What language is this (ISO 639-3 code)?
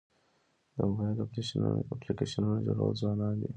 pus